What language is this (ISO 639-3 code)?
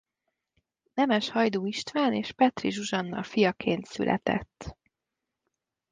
hun